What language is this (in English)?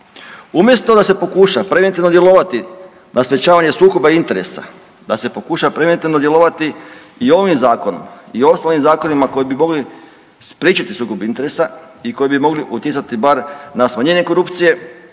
Croatian